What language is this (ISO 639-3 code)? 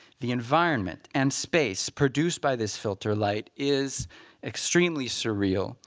eng